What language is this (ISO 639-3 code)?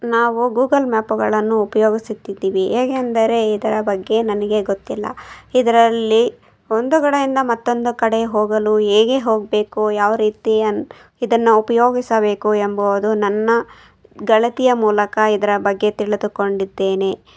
kan